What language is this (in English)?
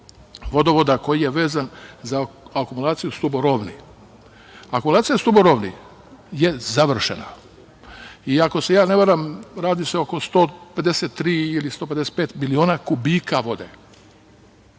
Serbian